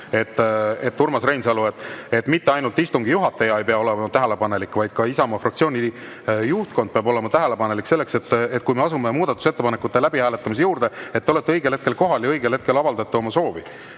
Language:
Estonian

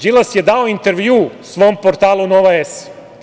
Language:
Serbian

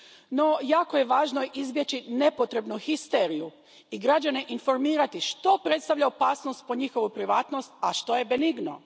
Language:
Croatian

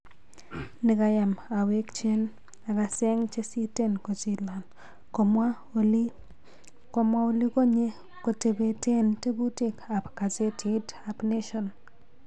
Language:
Kalenjin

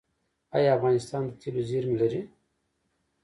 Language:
Pashto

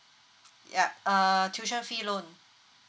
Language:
English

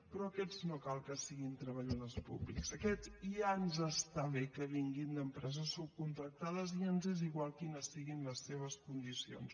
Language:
Catalan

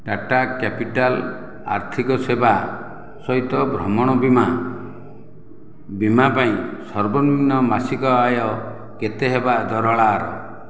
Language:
Odia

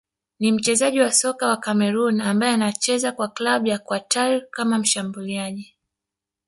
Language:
Swahili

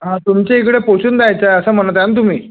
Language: Marathi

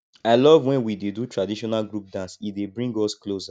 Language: Nigerian Pidgin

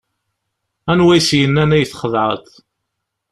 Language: Kabyle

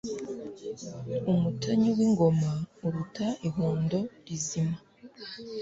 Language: Kinyarwanda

